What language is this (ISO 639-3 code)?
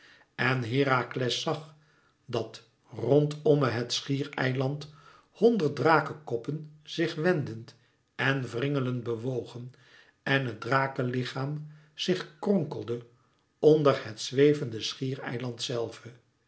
nld